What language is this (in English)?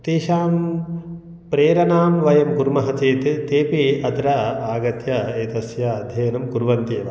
Sanskrit